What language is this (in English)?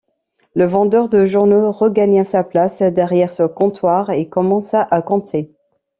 French